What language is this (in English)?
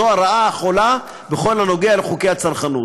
Hebrew